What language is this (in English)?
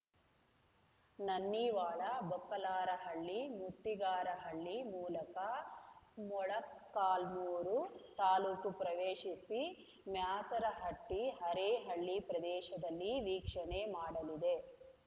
Kannada